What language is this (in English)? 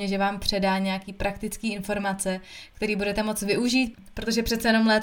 Czech